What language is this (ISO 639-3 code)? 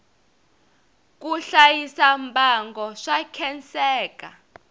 tso